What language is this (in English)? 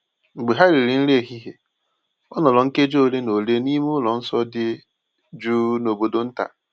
Igbo